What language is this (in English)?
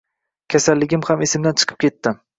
Uzbek